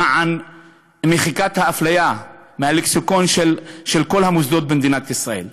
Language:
Hebrew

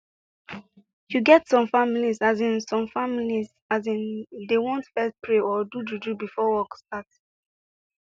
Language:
Nigerian Pidgin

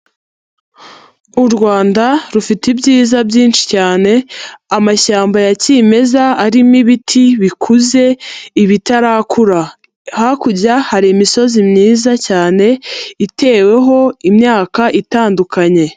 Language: Kinyarwanda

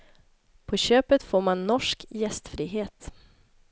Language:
Swedish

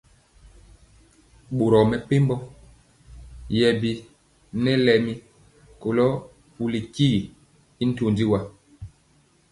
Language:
Mpiemo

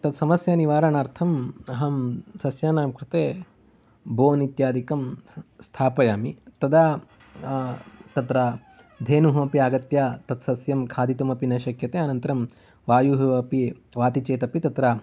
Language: Sanskrit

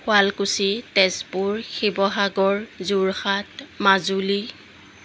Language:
Assamese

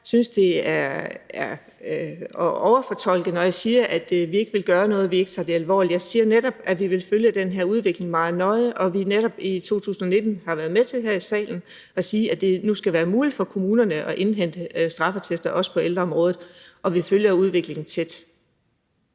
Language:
Danish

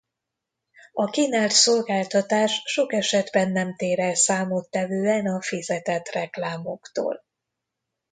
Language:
Hungarian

